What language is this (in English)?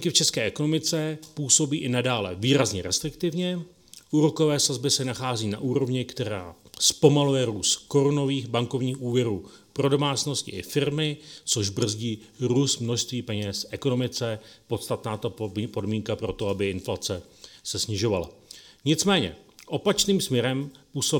Czech